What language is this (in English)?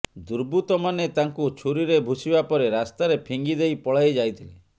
Odia